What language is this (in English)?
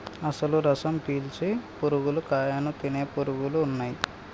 Telugu